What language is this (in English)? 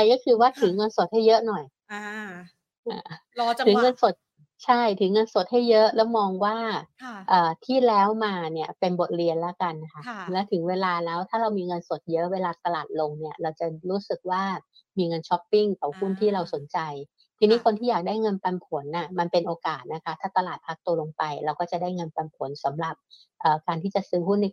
Thai